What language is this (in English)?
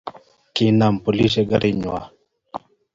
Kalenjin